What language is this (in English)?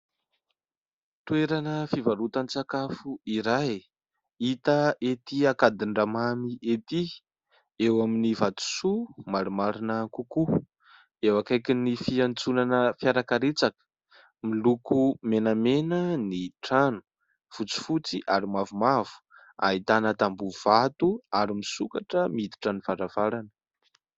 Malagasy